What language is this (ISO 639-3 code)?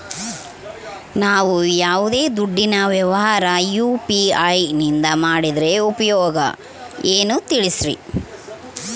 kan